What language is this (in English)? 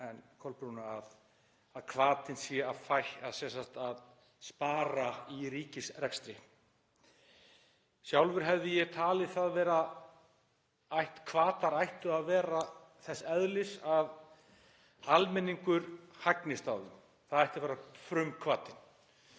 Icelandic